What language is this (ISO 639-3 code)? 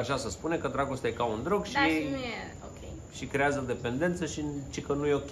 ron